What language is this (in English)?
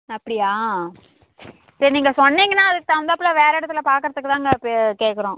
Tamil